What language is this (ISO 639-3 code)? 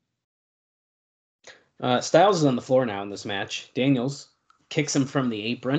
eng